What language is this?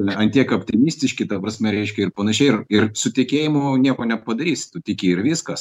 Lithuanian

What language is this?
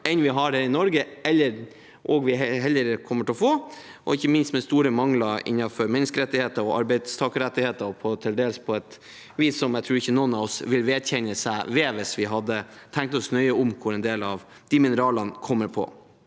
Norwegian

